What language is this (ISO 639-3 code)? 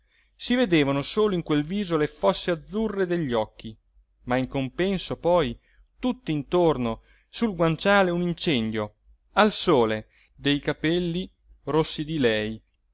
ita